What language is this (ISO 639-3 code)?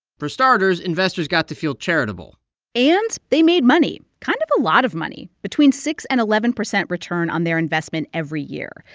eng